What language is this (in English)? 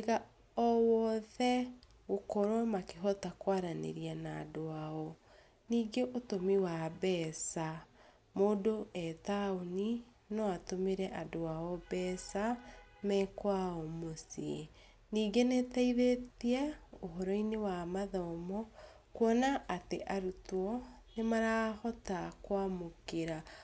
Kikuyu